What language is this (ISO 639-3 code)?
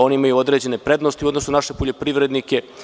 srp